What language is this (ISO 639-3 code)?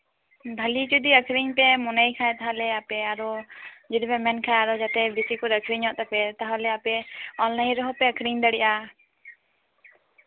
sat